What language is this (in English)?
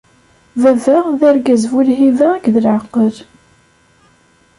Kabyle